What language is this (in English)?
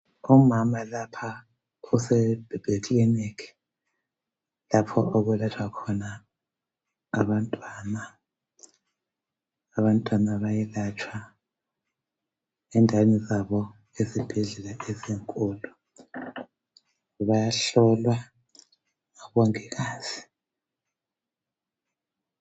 North Ndebele